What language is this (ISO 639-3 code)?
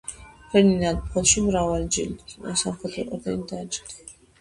kat